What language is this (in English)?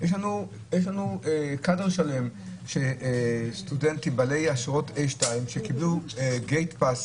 Hebrew